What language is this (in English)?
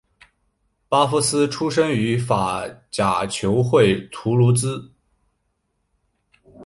Chinese